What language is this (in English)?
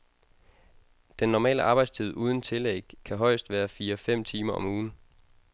Danish